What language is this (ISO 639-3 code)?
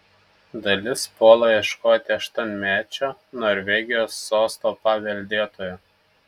lit